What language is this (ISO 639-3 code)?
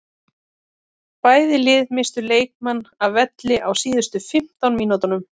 isl